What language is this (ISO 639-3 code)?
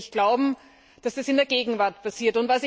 deu